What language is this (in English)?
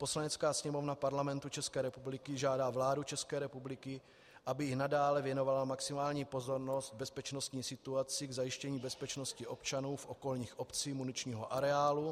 Czech